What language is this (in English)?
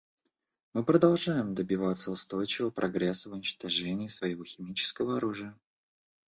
Russian